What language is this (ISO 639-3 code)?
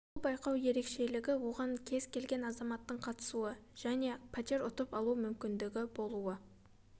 kaz